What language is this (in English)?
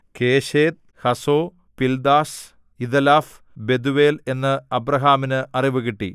Malayalam